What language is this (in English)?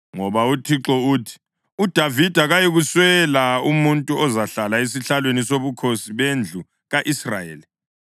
North Ndebele